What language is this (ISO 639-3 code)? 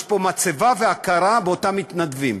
heb